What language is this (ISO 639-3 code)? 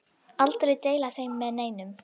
isl